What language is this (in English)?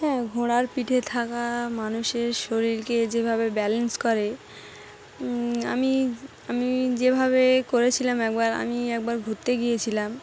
Bangla